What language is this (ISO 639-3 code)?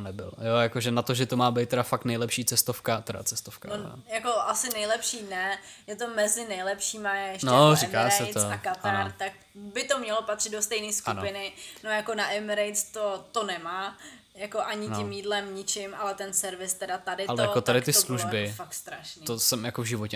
ces